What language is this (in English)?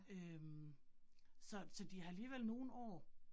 Danish